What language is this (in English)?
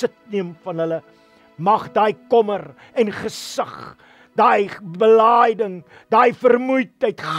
Dutch